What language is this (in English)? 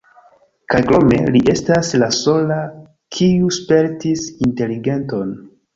Esperanto